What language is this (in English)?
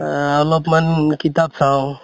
Assamese